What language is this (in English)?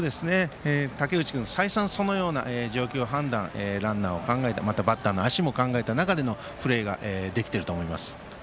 Japanese